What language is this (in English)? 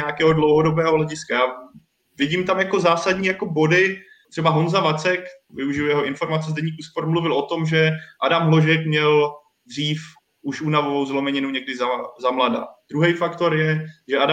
Czech